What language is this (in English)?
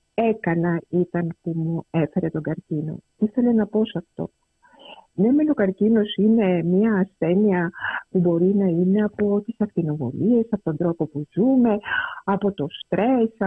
Greek